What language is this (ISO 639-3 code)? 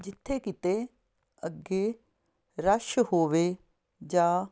pan